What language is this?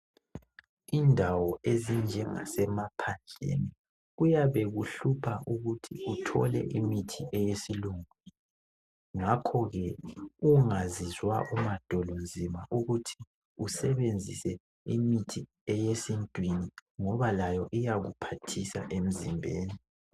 North Ndebele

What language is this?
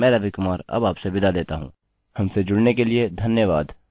Hindi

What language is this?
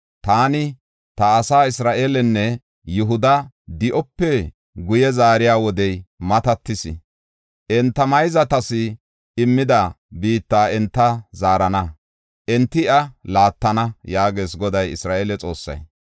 Gofa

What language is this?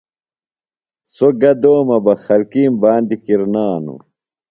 Phalura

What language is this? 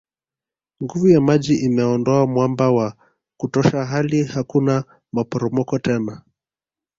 Swahili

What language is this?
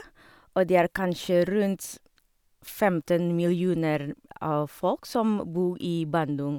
Norwegian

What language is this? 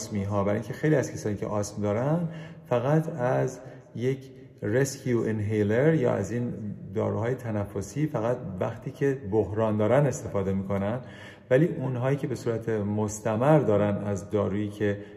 Persian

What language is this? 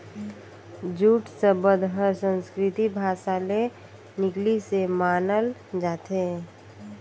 Chhattisgarhi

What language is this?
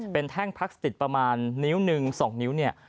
Thai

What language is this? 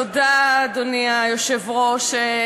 Hebrew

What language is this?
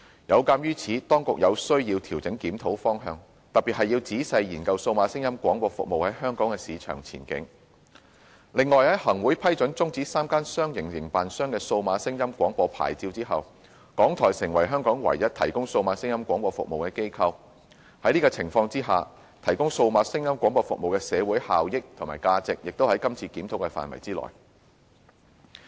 Cantonese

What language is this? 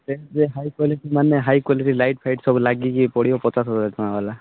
Odia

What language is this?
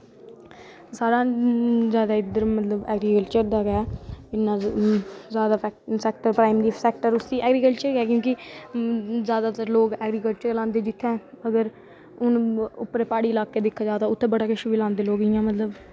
Dogri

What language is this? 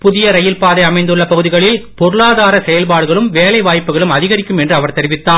Tamil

